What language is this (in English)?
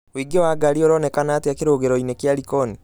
Kikuyu